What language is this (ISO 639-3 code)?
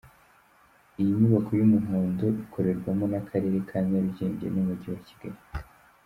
kin